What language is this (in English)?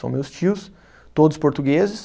Portuguese